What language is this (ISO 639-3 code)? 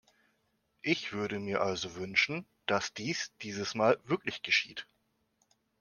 deu